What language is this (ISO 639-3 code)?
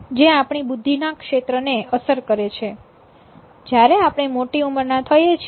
guj